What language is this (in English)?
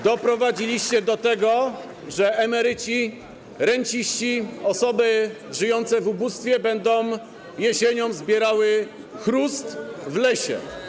Polish